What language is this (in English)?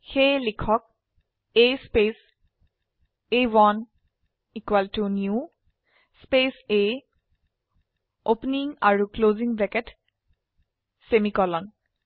Assamese